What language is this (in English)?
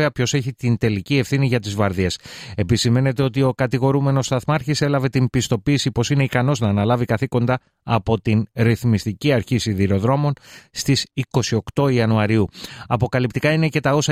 Greek